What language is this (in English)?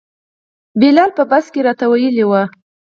Pashto